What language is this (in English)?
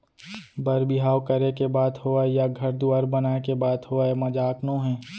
Chhattisgarhi